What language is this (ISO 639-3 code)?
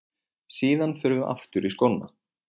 isl